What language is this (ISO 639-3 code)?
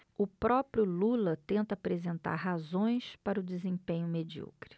por